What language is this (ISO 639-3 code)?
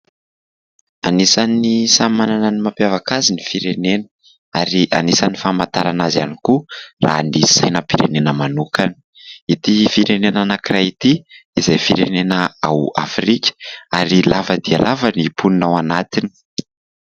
mlg